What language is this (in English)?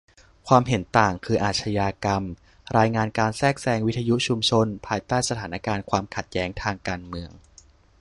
Thai